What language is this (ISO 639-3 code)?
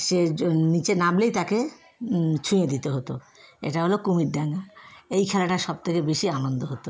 ben